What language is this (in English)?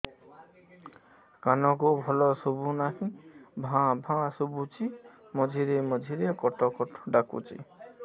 Odia